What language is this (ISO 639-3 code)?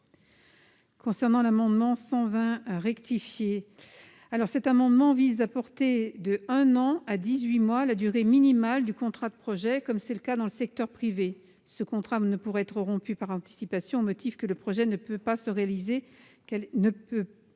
fra